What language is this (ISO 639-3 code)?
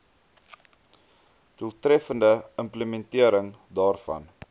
afr